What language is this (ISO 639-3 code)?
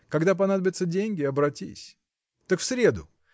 rus